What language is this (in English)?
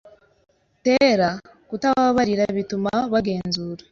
Kinyarwanda